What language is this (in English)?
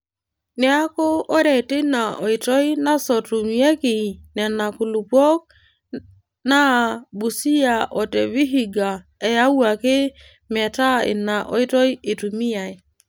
Masai